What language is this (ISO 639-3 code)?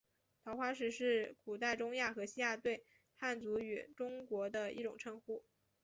zho